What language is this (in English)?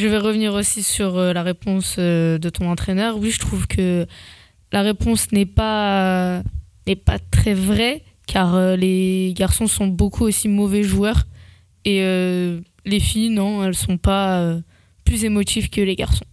French